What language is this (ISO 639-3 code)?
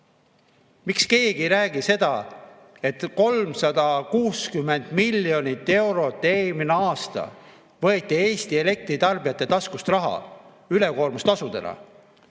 est